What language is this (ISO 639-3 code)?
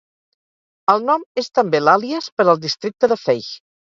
cat